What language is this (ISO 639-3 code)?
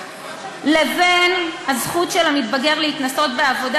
heb